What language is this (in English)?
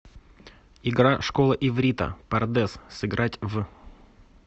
Russian